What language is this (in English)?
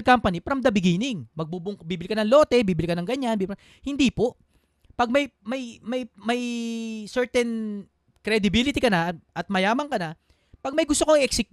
Filipino